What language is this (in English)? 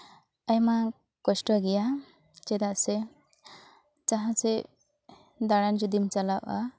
Santali